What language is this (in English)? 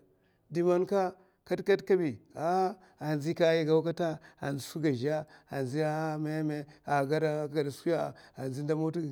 Mafa